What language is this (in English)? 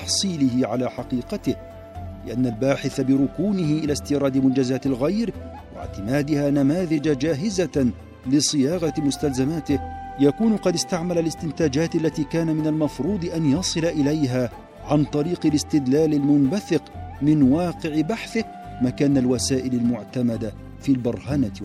Arabic